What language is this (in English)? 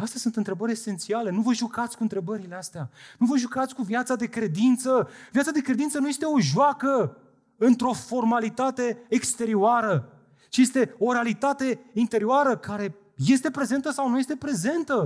Romanian